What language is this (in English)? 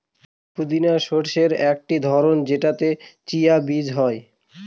Bangla